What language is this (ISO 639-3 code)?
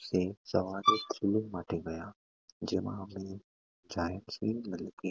guj